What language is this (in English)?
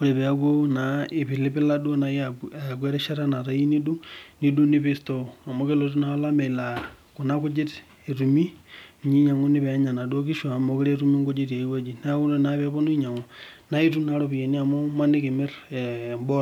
Masai